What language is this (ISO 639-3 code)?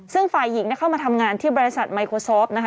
tha